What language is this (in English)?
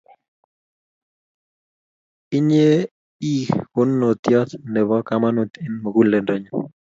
Kalenjin